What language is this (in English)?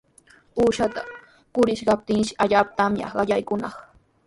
Sihuas Ancash Quechua